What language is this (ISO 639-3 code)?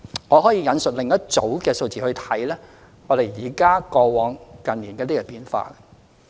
yue